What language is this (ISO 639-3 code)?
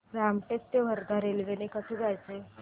mar